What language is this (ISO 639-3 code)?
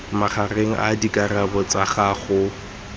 tsn